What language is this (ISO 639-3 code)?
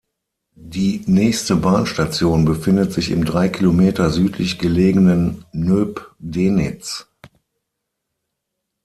deu